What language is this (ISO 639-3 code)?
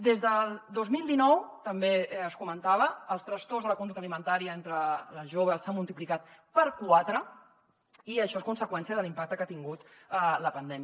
cat